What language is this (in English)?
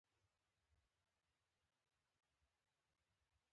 Pashto